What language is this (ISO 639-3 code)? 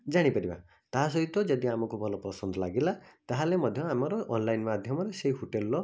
ori